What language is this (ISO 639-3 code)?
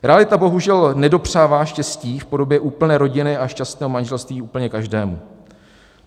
ces